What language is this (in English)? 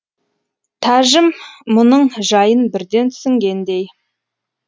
Kazakh